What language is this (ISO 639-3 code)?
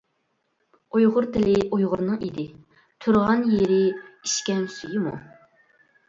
uig